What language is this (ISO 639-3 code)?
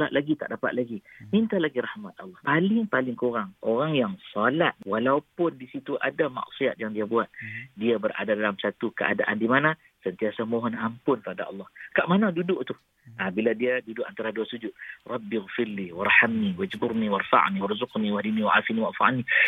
msa